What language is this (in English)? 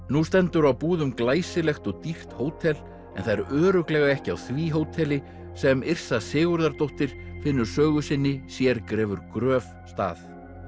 Icelandic